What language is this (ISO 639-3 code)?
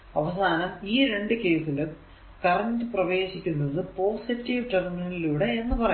mal